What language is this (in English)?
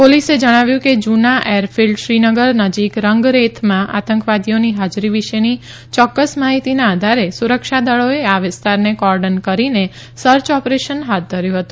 Gujarati